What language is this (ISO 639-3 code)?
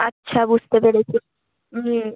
ben